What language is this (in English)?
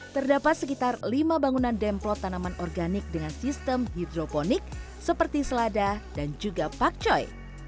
Indonesian